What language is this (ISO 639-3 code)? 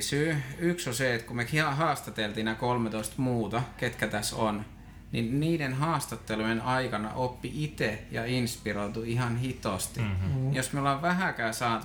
fin